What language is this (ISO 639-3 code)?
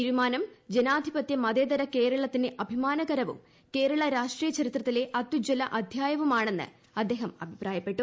mal